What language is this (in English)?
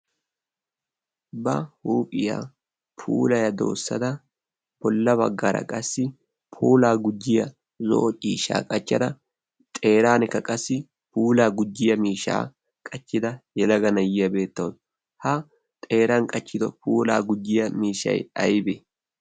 Wolaytta